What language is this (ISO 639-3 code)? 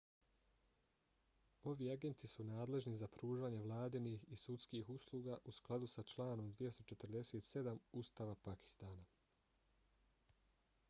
bos